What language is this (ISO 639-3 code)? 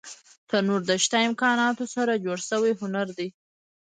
pus